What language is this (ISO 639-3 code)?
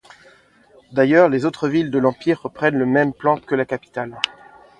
fra